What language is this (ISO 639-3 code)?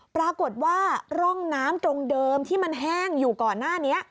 tha